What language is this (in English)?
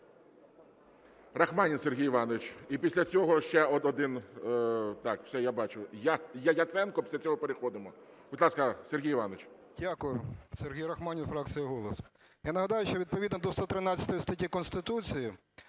Ukrainian